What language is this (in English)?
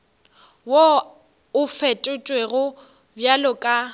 Northern Sotho